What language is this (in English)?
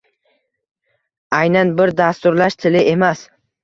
Uzbek